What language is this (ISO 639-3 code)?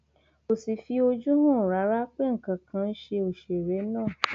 yor